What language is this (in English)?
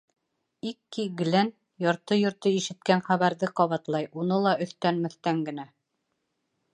Bashkir